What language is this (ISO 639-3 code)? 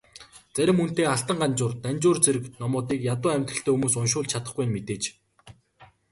mon